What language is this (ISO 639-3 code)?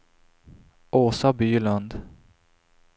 swe